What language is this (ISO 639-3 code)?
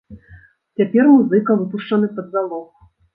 bel